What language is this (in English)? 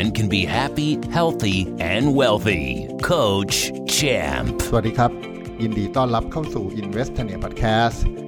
Thai